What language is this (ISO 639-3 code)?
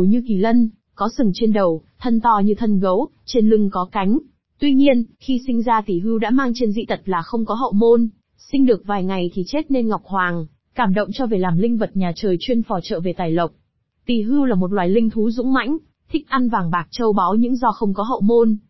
vie